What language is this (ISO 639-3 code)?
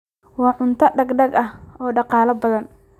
som